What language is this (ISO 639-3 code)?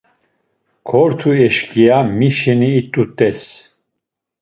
lzz